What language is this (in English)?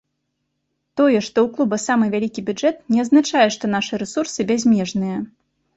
Belarusian